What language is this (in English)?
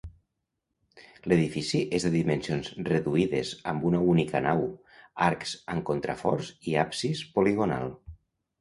Catalan